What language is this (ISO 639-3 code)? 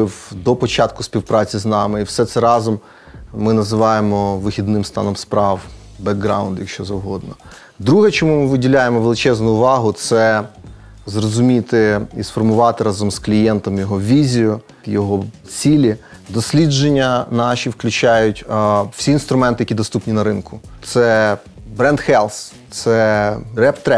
ukr